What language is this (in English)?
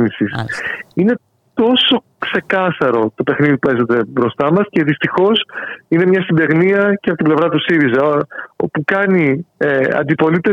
Greek